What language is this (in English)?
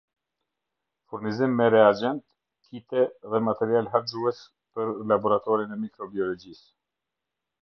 Albanian